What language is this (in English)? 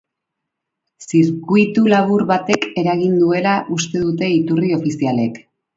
Basque